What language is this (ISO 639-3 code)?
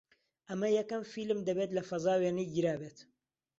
ckb